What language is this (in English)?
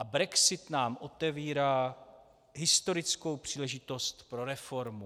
Czech